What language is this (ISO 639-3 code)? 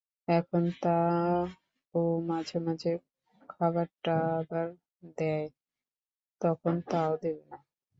ben